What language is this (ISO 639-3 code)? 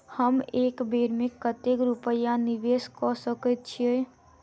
mai